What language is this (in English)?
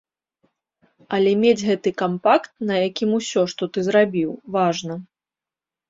Belarusian